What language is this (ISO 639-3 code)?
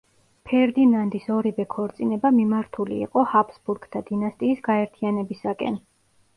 kat